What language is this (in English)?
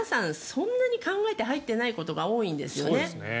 Japanese